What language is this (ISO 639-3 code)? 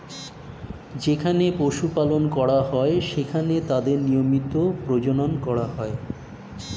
ben